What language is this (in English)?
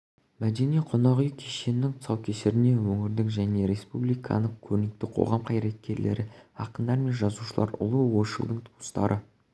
Kazakh